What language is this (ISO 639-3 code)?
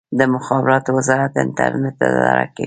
pus